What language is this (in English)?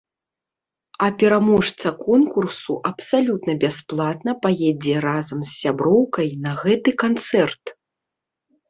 Belarusian